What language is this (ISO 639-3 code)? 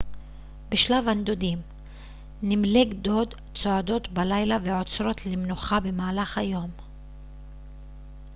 heb